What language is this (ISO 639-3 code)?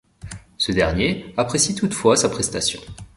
fra